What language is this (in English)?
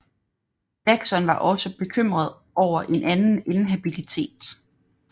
Danish